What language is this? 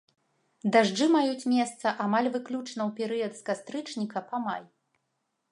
Belarusian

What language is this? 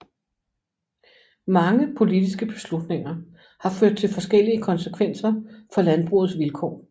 Danish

